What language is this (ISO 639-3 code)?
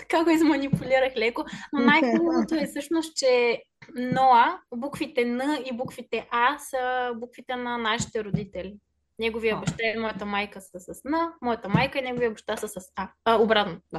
bul